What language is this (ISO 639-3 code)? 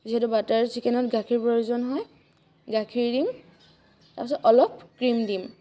asm